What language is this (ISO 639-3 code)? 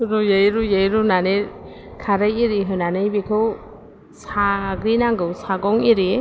brx